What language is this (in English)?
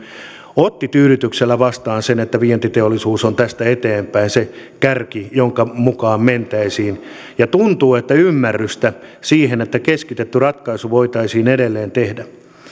Finnish